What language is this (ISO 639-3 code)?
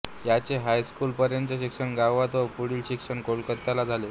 mar